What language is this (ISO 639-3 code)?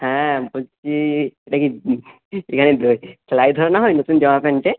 ben